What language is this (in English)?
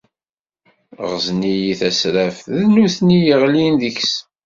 Kabyle